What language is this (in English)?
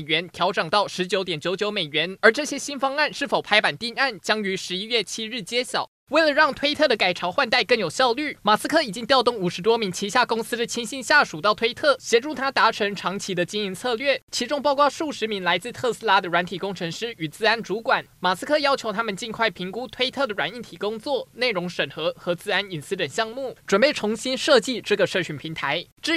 Chinese